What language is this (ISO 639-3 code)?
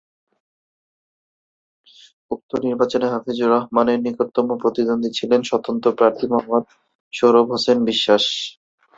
ben